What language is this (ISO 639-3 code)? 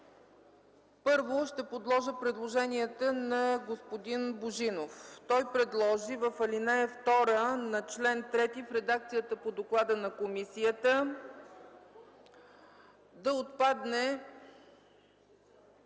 bul